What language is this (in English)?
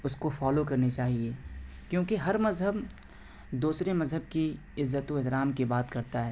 Urdu